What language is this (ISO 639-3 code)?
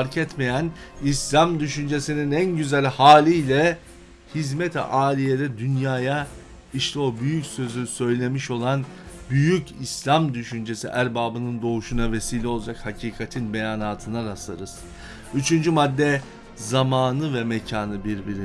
tur